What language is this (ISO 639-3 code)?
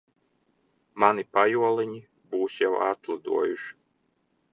lav